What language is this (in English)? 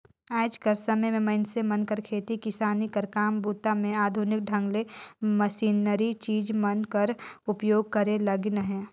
Chhattisgarhi